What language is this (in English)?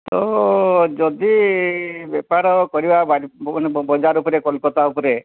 Odia